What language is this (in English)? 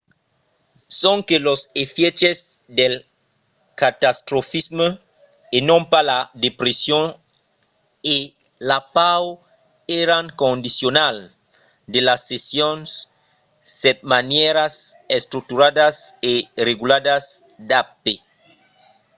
Occitan